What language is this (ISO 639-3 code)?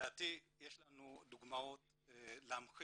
heb